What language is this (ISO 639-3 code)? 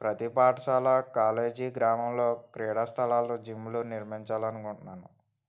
tel